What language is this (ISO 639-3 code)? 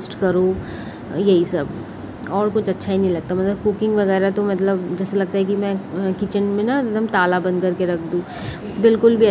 hin